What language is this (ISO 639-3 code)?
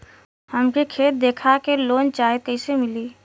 bho